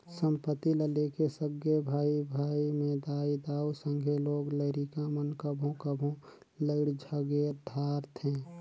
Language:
Chhattisgarhi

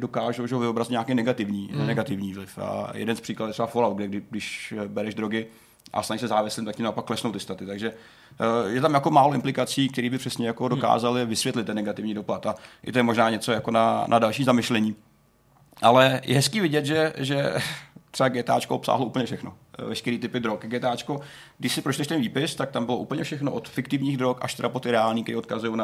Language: Czech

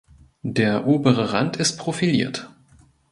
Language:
German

